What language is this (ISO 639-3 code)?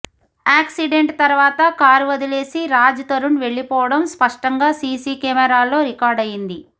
tel